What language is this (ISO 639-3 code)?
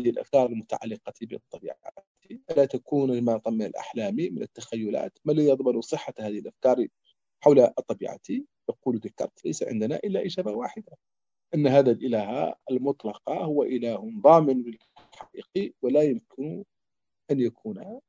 ara